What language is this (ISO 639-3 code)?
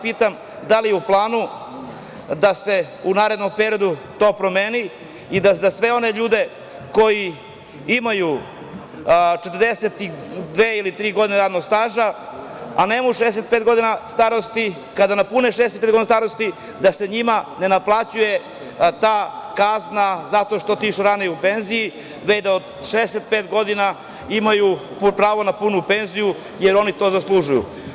srp